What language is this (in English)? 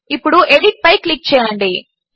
Telugu